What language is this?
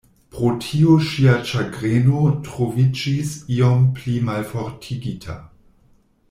Esperanto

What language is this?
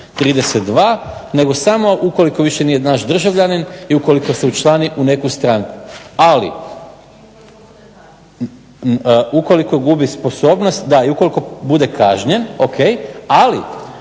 Croatian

